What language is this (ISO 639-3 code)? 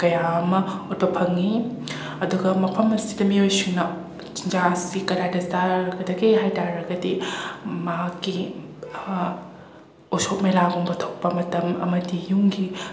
mni